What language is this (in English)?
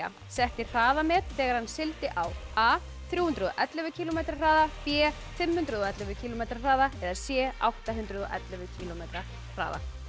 Icelandic